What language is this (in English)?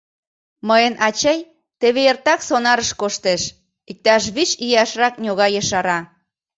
Mari